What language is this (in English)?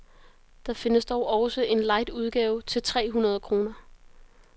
Danish